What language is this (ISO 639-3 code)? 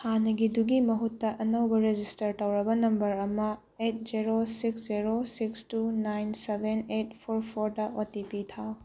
mni